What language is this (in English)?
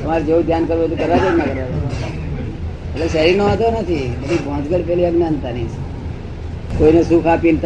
Gujarati